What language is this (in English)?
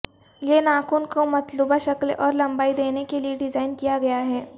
Urdu